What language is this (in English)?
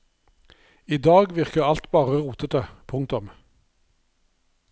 Norwegian